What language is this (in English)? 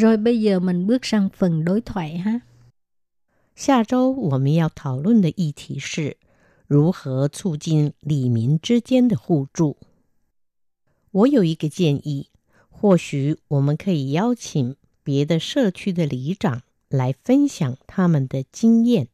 Vietnamese